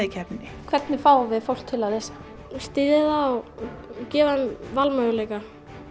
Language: Icelandic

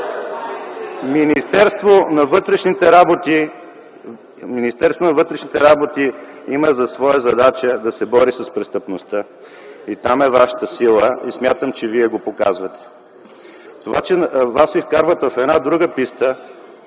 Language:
Bulgarian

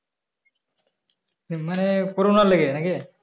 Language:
Bangla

